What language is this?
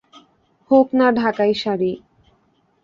Bangla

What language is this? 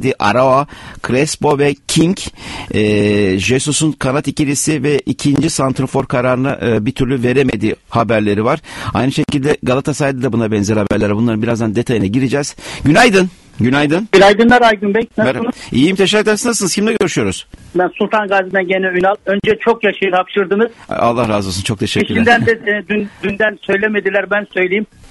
Turkish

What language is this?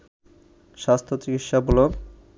Bangla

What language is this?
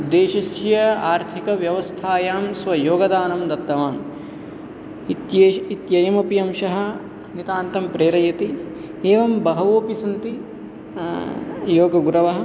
Sanskrit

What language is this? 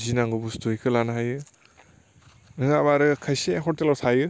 Bodo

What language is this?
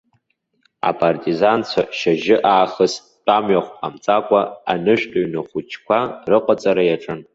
Abkhazian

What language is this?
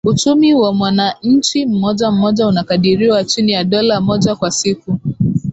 Swahili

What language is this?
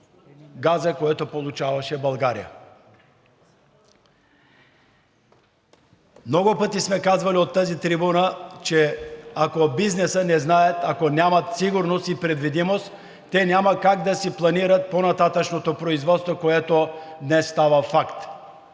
Bulgarian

